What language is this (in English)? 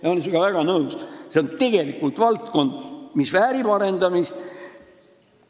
Estonian